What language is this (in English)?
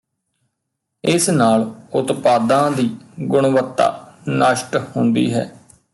Punjabi